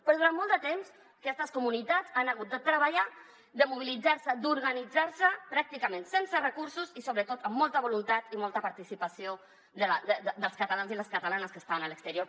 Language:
Catalan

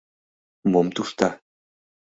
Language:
Mari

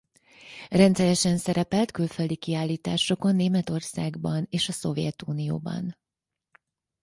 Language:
Hungarian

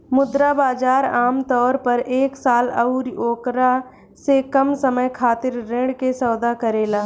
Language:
Bhojpuri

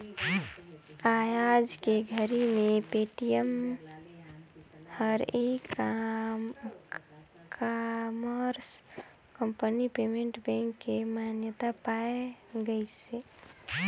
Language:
Chhattisgarhi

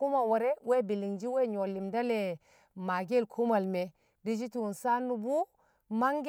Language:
Kamo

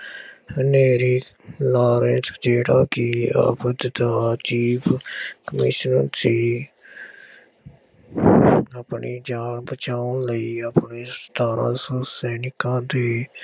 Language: Punjabi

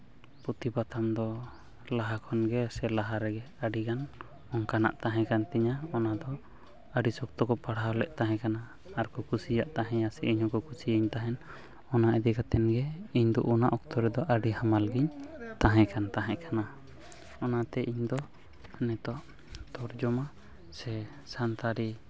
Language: Santali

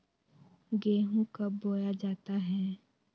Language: Magahi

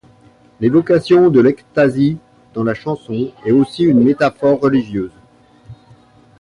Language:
French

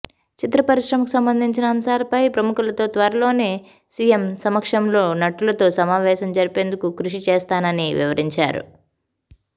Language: Telugu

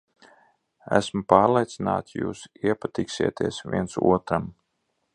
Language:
Latvian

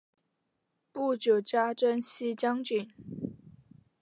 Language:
Chinese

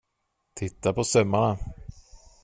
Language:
Swedish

